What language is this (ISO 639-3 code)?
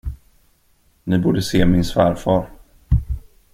swe